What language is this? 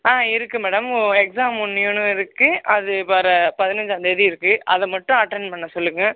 Tamil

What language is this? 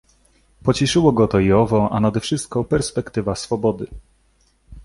Polish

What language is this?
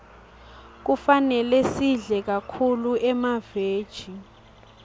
Swati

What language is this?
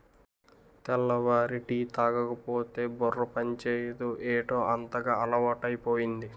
Telugu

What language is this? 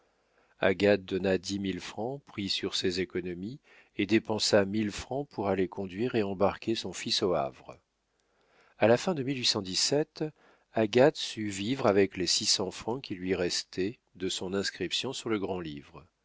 French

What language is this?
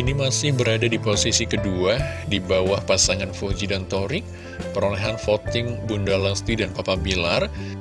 Indonesian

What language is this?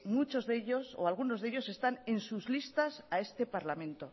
Spanish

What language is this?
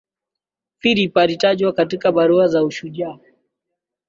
Swahili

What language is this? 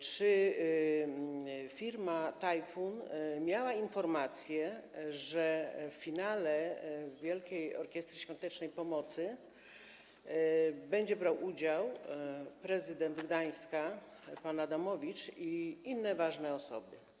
Polish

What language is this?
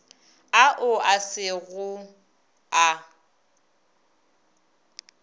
Northern Sotho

